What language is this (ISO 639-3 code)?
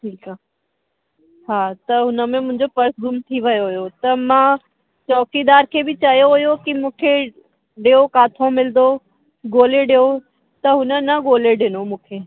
snd